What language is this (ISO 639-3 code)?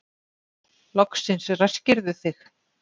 isl